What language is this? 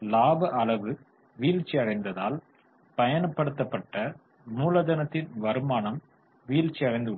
Tamil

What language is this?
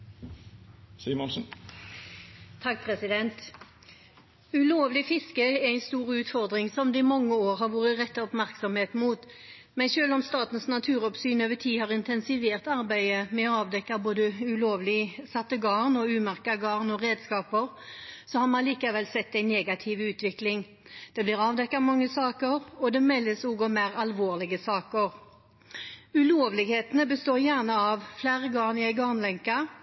Norwegian Bokmål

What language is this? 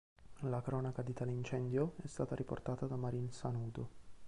Italian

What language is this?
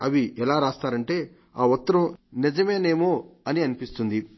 Telugu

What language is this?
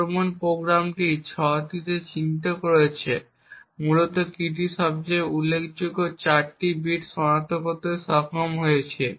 Bangla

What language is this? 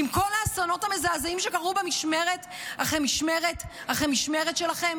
Hebrew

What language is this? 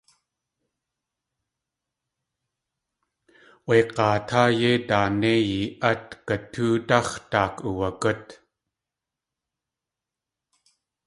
Tlingit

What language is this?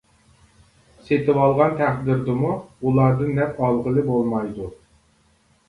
Uyghur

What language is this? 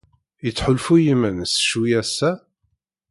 Kabyle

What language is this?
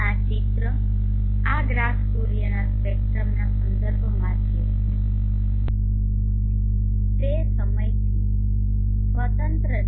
Gujarati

